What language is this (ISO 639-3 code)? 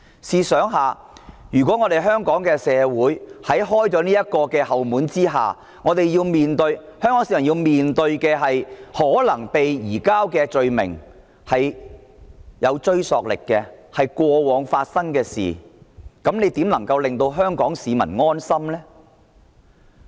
yue